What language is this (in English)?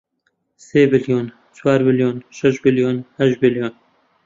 Central Kurdish